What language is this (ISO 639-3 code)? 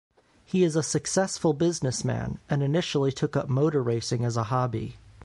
eng